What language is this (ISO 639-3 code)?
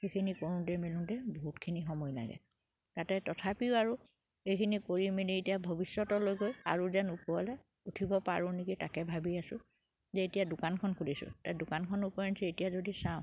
asm